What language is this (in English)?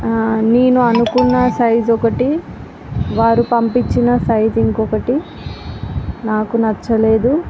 Telugu